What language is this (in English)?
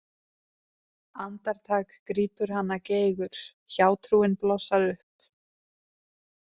Icelandic